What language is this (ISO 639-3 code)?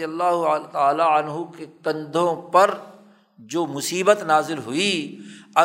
urd